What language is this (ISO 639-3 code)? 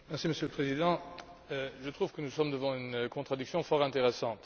fra